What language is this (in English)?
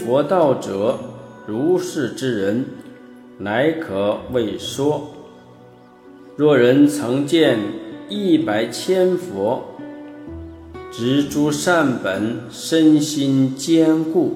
Chinese